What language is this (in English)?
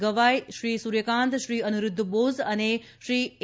Gujarati